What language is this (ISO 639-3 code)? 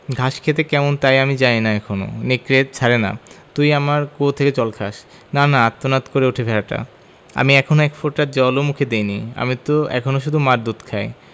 ben